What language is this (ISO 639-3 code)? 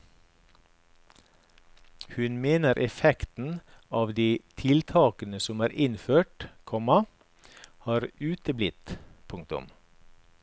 nor